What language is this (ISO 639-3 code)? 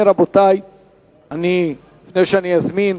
heb